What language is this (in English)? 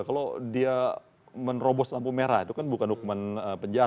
Indonesian